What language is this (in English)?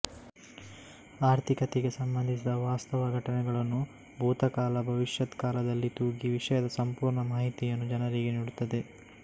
Kannada